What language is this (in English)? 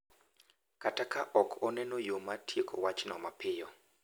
Luo (Kenya and Tanzania)